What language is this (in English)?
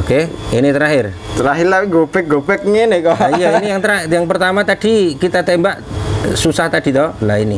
Indonesian